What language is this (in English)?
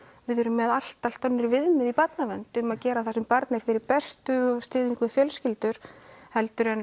Icelandic